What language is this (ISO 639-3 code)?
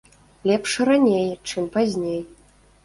bel